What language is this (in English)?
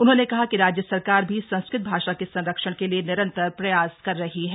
Hindi